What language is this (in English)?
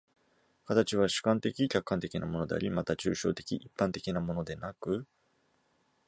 Japanese